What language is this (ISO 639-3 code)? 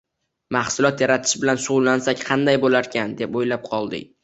uzb